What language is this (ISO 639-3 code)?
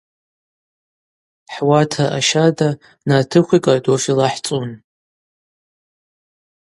abq